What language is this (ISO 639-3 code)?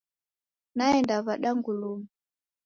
dav